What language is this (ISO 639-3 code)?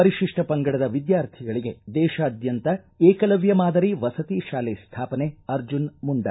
kan